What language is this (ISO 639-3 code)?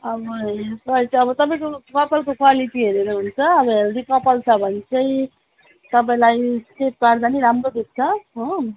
nep